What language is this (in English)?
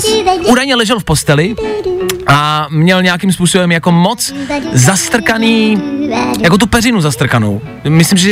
Czech